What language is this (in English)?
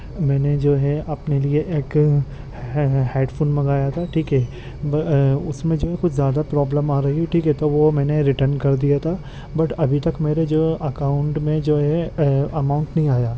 Urdu